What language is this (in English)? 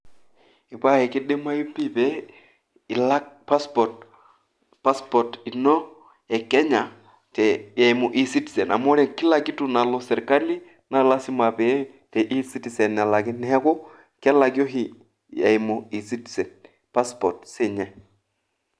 Masai